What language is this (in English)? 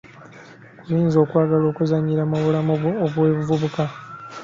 Ganda